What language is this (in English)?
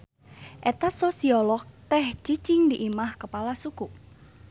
Sundanese